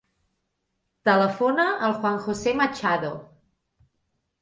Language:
Catalan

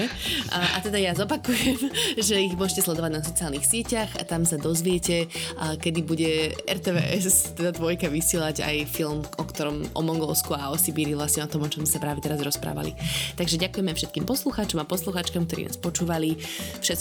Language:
Slovak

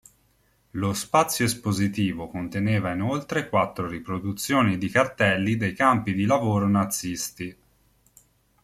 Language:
Italian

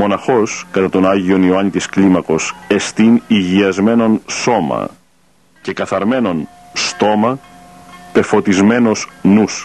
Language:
Greek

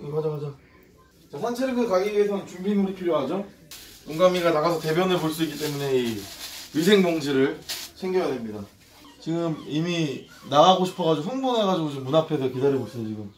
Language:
Korean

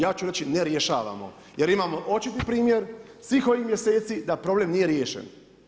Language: Croatian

